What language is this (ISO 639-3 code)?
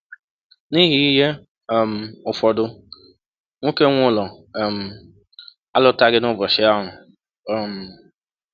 ibo